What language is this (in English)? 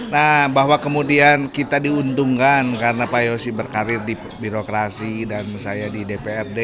Indonesian